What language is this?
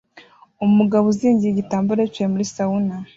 Kinyarwanda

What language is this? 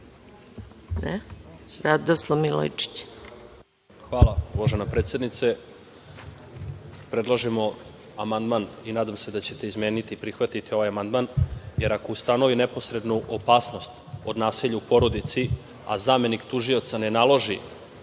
Serbian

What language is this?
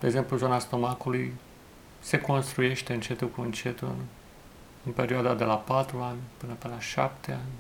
Romanian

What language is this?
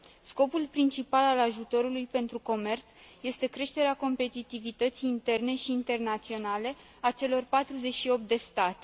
Romanian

